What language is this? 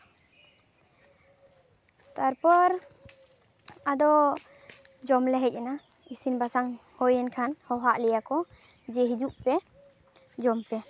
Santali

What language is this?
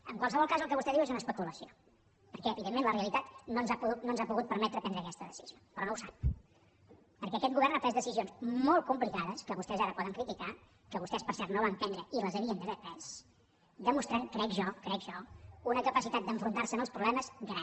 Catalan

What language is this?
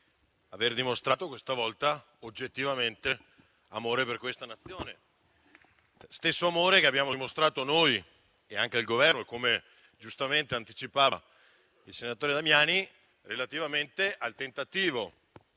Italian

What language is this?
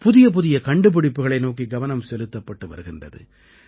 Tamil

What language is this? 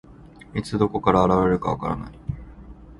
Japanese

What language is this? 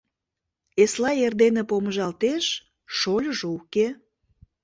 Mari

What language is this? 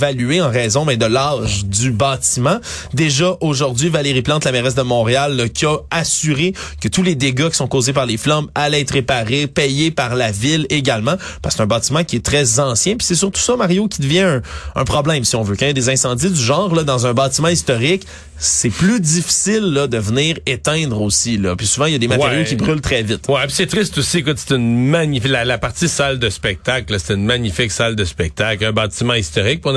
French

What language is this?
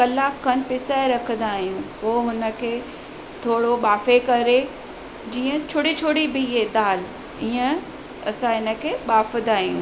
Sindhi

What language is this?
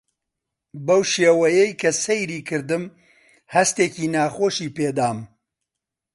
Central Kurdish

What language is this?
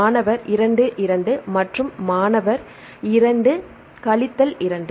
Tamil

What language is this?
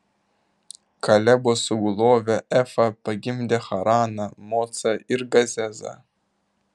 Lithuanian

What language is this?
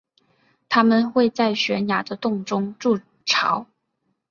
Chinese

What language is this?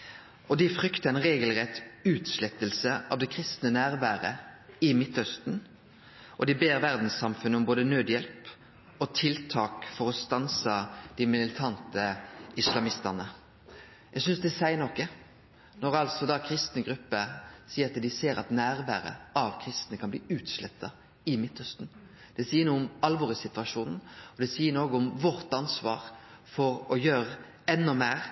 Norwegian Nynorsk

